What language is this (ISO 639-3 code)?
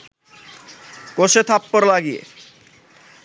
ben